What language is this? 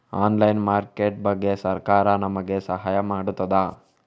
Kannada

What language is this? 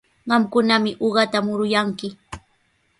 Sihuas Ancash Quechua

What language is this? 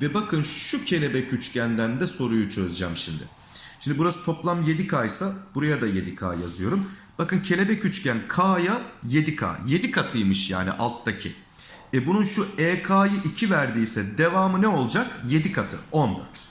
Turkish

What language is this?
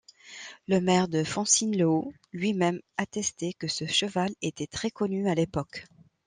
French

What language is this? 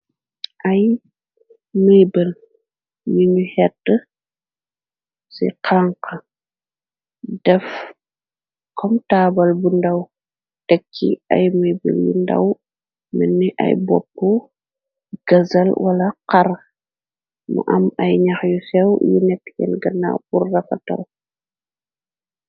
Wolof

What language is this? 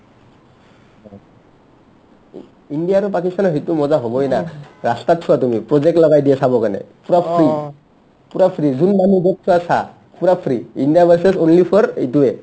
Assamese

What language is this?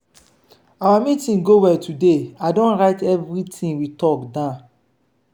Nigerian Pidgin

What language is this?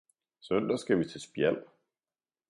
Danish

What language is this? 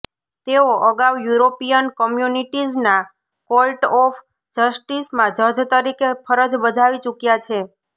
Gujarati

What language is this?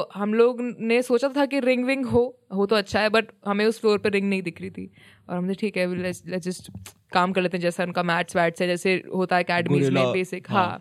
Hindi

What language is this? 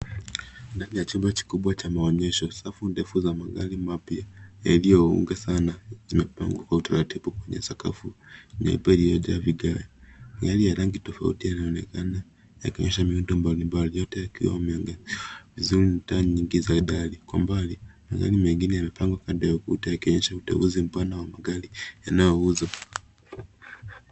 Swahili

